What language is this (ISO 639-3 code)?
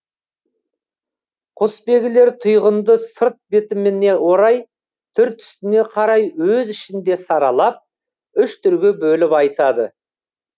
kaz